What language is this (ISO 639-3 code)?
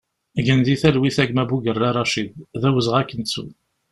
kab